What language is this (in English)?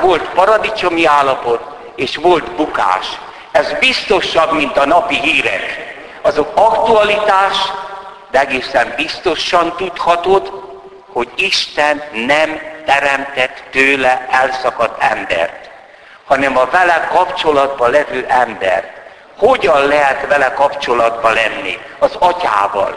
Hungarian